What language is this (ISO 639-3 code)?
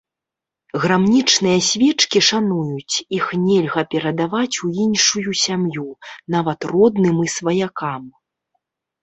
bel